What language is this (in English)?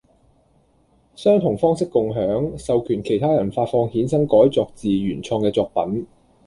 Cantonese